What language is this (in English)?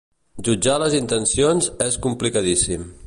Catalan